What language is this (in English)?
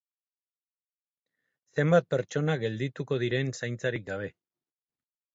Basque